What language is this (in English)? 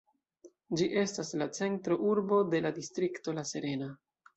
Esperanto